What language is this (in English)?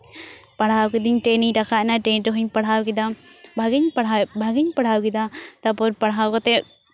Santali